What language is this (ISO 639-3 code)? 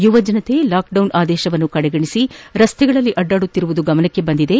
kan